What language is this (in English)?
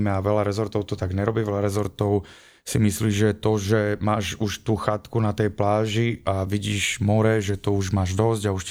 Slovak